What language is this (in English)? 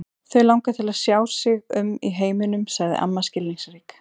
Icelandic